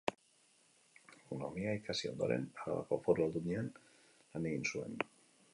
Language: Basque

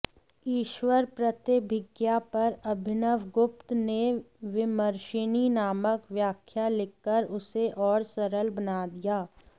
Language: Sanskrit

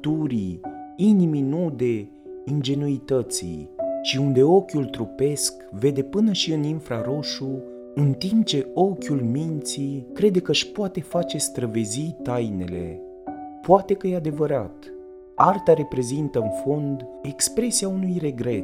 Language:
Romanian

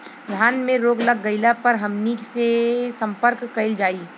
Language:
Bhojpuri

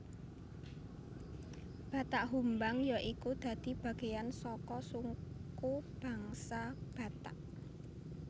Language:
Javanese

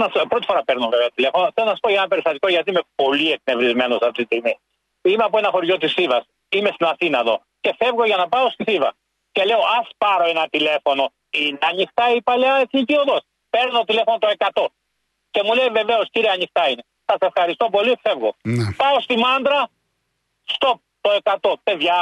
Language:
Greek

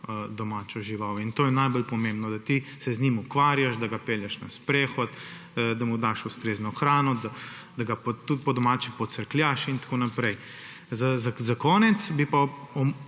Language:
Slovenian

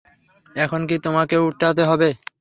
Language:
Bangla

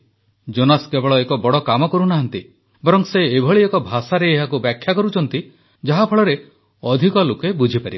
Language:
Odia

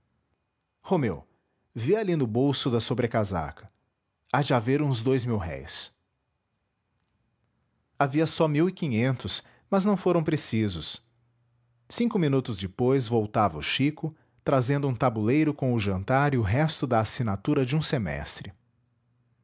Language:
Portuguese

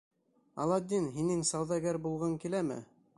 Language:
Bashkir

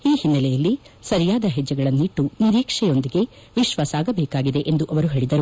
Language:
Kannada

